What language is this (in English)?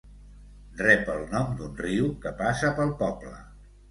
Catalan